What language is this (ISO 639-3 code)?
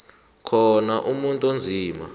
nbl